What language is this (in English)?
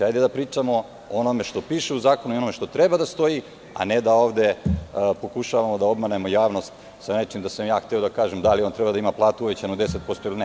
Serbian